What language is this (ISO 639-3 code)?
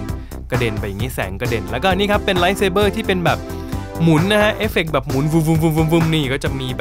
tha